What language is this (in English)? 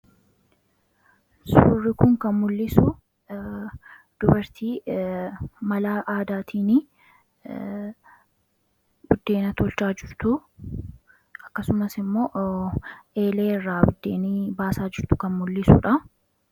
Oromo